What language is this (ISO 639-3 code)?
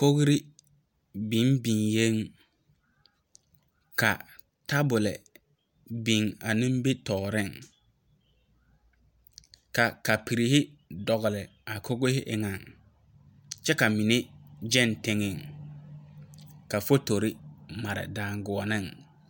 dga